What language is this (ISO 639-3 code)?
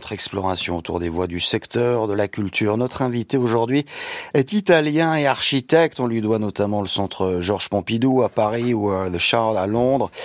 fra